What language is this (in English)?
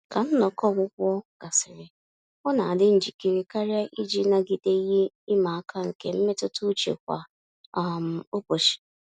Igbo